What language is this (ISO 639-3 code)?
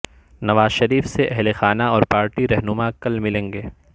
urd